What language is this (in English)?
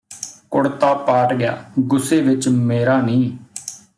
Punjabi